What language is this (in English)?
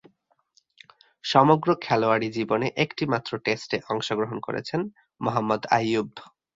Bangla